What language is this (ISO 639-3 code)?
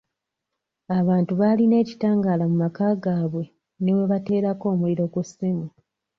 lug